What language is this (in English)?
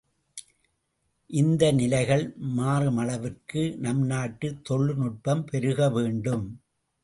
Tamil